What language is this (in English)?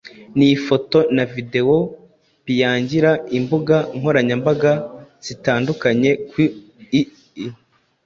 Kinyarwanda